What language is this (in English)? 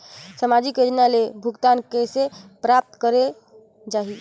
Chhattisgarhi